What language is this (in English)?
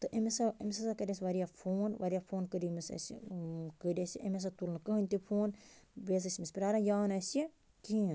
Kashmiri